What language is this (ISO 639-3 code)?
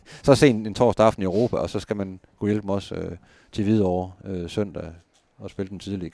dan